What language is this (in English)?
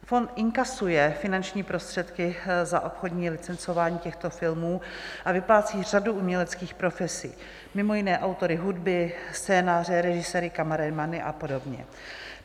Czech